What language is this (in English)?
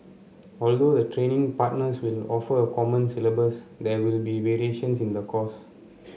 English